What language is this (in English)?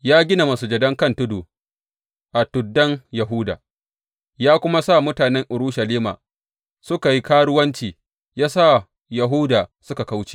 Hausa